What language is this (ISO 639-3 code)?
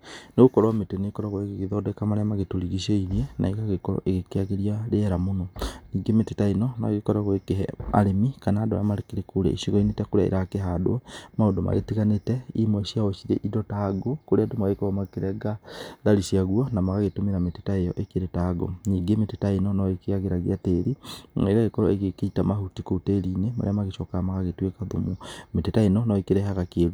kik